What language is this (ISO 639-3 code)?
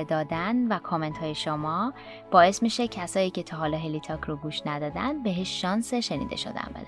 fas